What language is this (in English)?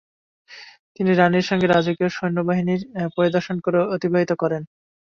Bangla